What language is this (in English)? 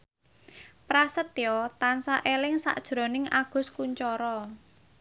Javanese